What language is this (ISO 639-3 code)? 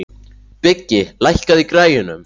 isl